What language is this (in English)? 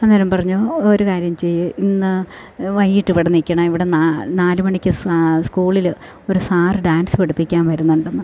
Malayalam